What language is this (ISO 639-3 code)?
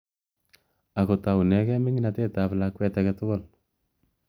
kln